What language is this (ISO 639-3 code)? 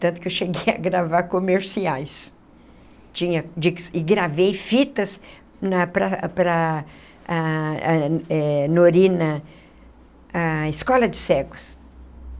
por